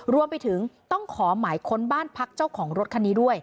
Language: Thai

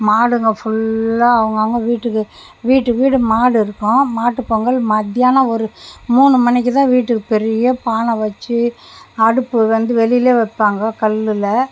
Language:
Tamil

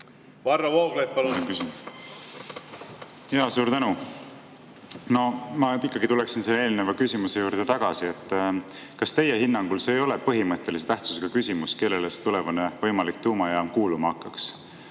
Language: Estonian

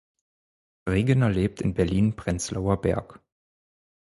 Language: German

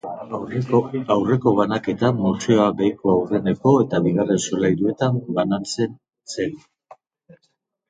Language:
Basque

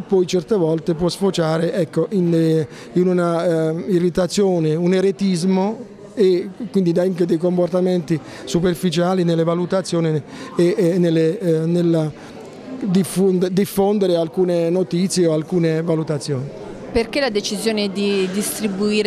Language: Italian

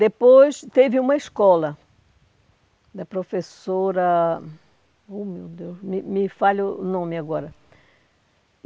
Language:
Portuguese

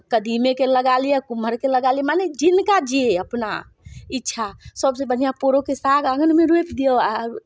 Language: Maithili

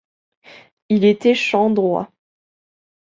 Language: French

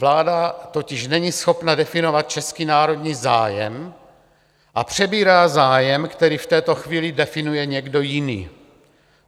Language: Czech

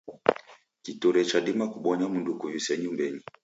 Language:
Taita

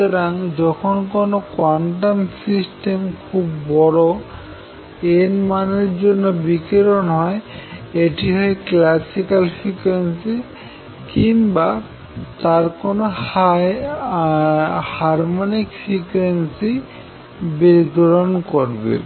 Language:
Bangla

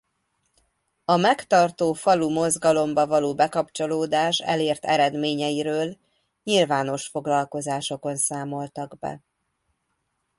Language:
Hungarian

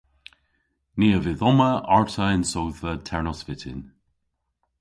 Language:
Cornish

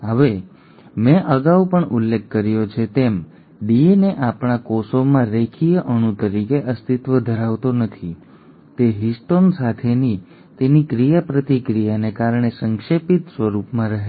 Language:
Gujarati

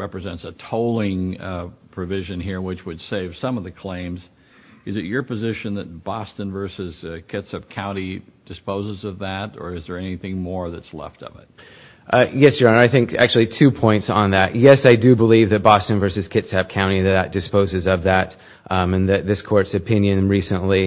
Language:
English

